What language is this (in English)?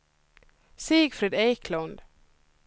Swedish